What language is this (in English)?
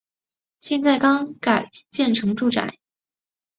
Chinese